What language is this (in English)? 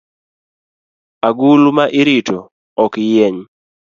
Luo (Kenya and Tanzania)